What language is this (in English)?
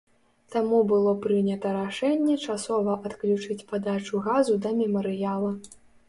Belarusian